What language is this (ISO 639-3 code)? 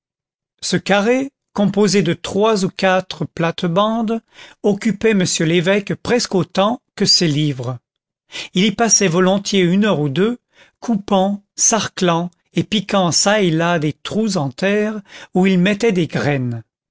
fra